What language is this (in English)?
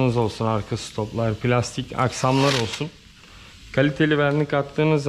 Turkish